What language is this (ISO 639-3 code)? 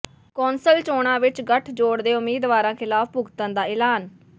pan